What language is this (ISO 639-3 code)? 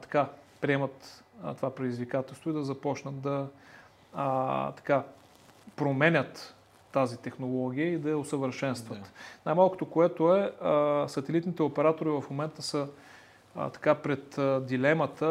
bul